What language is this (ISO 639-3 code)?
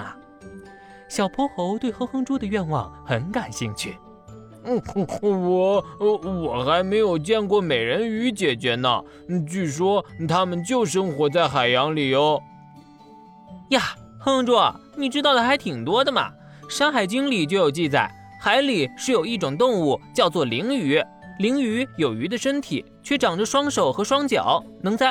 zho